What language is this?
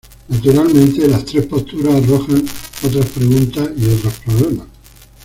Spanish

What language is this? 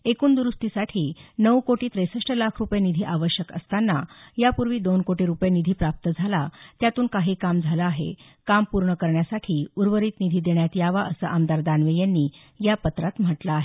Marathi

